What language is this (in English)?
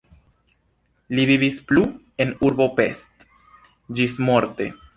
Esperanto